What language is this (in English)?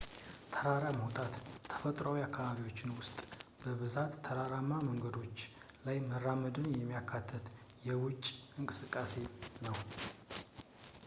Amharic